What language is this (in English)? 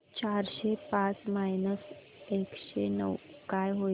Marathi